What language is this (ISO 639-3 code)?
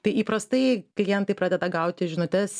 lit